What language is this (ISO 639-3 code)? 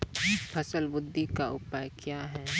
mai